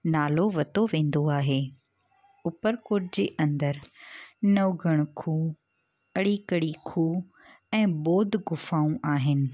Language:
Sindhi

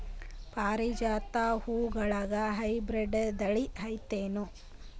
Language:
Kannada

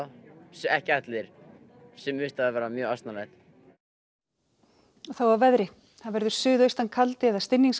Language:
Icelandic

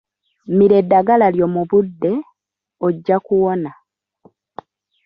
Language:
Ganda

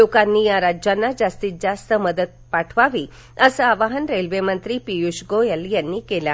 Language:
Marathi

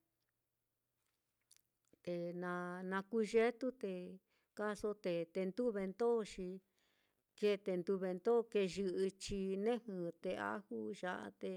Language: Mitlatongo Mixtec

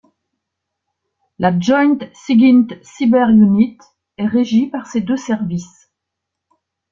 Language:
French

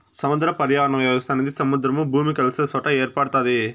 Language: Telugu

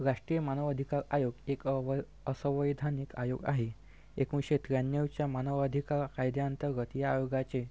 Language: Marathi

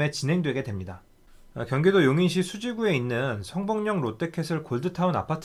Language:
Korean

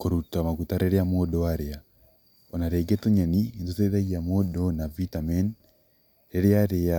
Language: Kikuyu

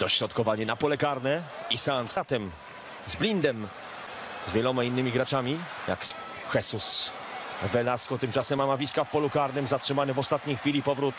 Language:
Polish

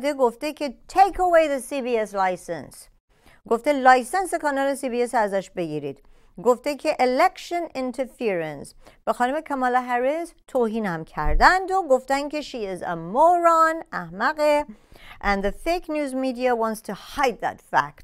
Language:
Persian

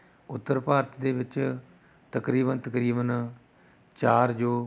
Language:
Punjabi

